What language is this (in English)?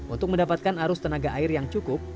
Indonesian